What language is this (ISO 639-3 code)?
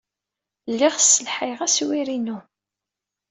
kab